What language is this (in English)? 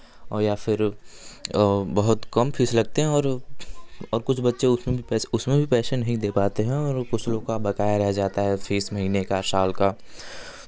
Hindi